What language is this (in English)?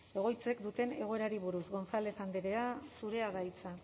Basque